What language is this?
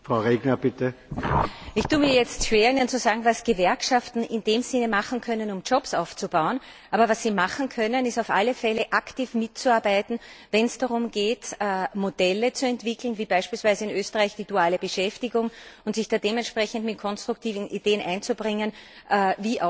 German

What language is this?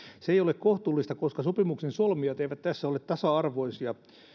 Finnish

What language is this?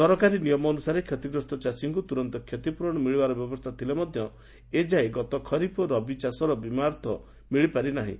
Odia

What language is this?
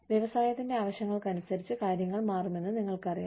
Malayalam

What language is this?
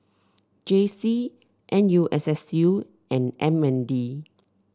English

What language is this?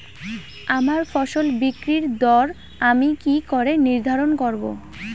Bangla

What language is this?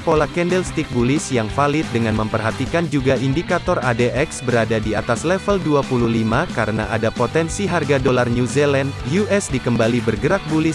Indonesian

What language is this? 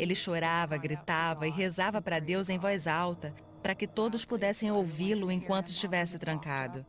Portuguese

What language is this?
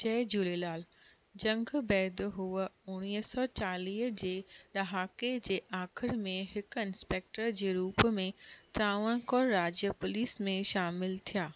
Sindhi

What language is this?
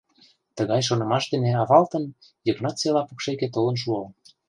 Mari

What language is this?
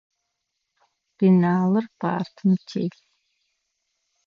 Adyghe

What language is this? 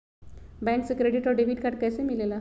Magahi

